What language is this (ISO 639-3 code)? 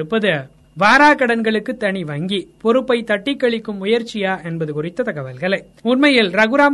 tam